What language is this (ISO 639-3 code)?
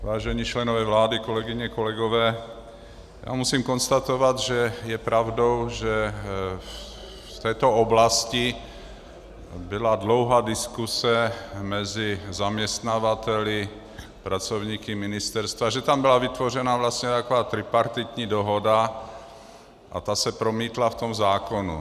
ces